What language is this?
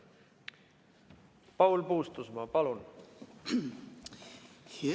Estonian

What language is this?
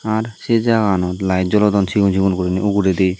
Chakma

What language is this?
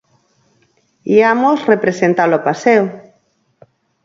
Galician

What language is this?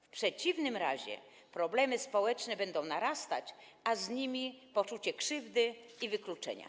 Polish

